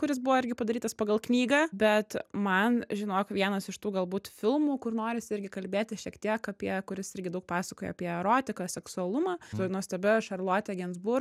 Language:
Lithuanian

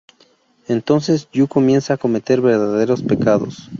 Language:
Spanish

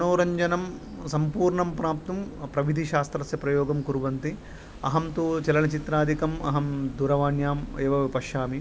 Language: Sanskrit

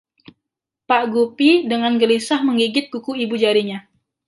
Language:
Indonesian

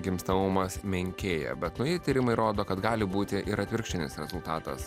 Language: Lithuanian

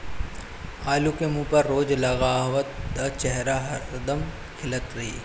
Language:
Bhojpuri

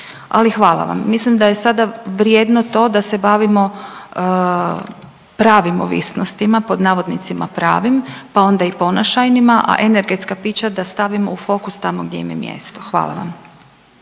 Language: Croatian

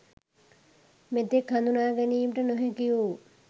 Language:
Sinhala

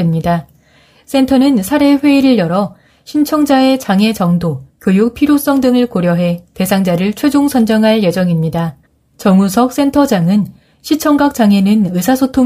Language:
Korean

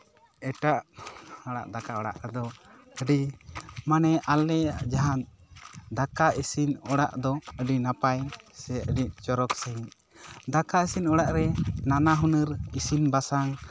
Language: Santali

